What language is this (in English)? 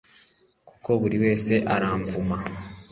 Kinyarwanda